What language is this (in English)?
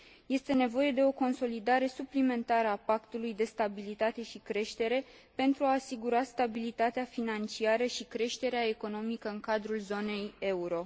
Romanian